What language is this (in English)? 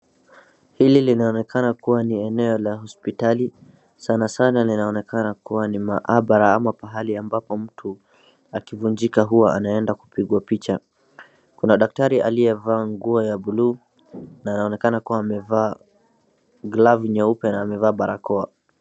Swahili